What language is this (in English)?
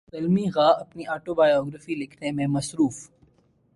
Urdu